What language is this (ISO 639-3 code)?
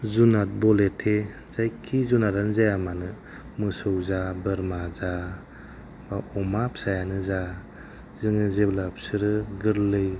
brx